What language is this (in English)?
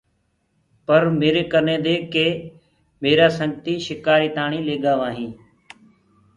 Gurgula